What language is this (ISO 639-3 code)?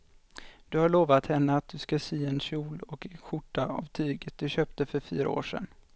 swe